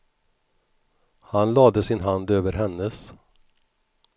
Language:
Swedish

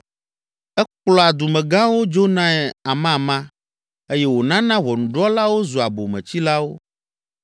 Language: Ewe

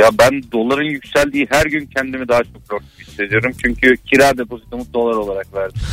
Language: Turkish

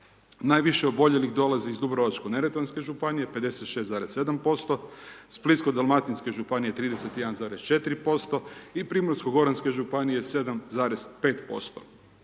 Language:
Croatian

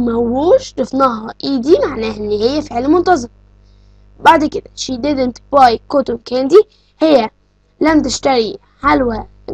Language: Arabic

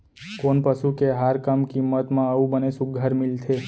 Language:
Chhattisgarhi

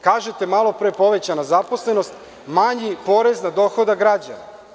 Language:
Serbian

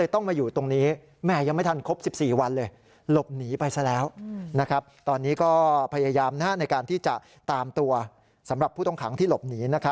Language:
Thai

